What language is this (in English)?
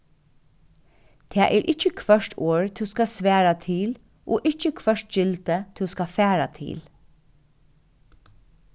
Faroese